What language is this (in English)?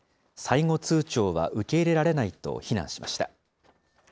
Japanese